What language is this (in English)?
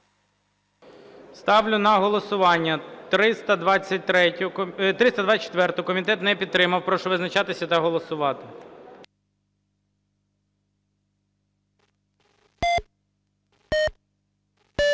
Ukrainian